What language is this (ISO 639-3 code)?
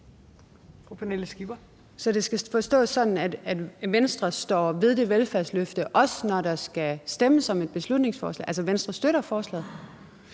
dan